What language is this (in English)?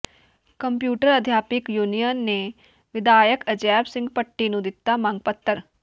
Punjabi